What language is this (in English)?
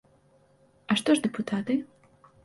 Belarusian